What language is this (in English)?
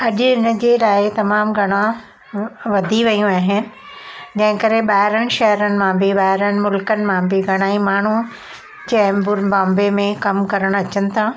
Sindhi